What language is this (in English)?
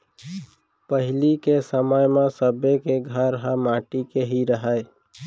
Chhattisgarhi